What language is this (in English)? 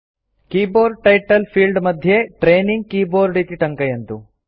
Sanskrit